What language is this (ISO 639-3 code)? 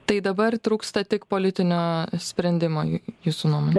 lit